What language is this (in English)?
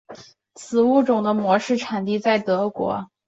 Chinese